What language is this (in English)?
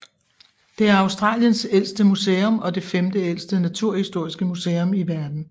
Danish